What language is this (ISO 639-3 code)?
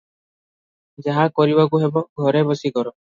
ori